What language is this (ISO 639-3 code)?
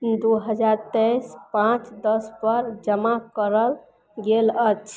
mai